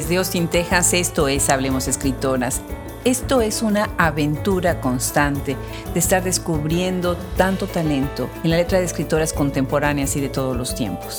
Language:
Spanish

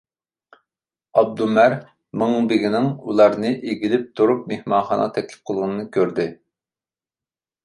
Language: Uyghur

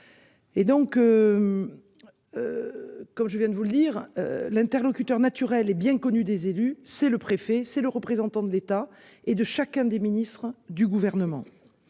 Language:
French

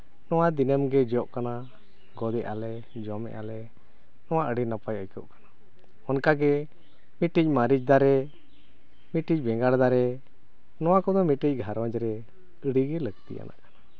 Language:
Santali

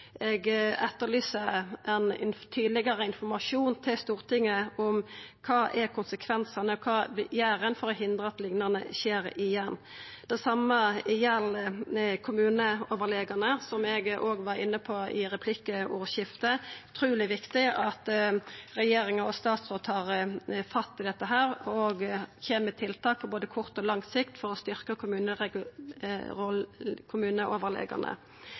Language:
Norwegian Nynorsk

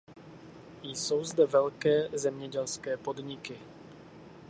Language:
Czech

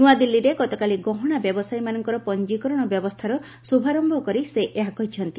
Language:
Odia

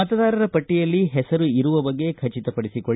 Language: Kannada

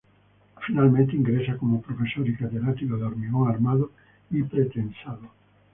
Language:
Spanish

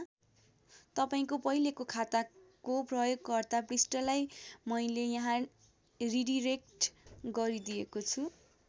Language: Nepali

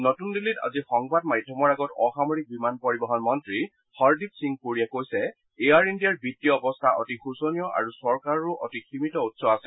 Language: Assamese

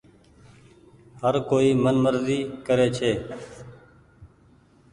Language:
Goaria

